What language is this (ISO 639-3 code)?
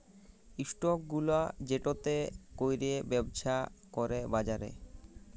ben